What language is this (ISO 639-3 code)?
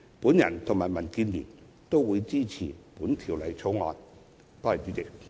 yue